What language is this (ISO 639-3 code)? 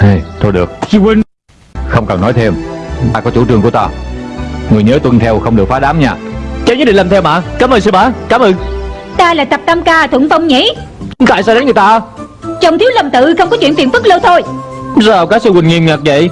vie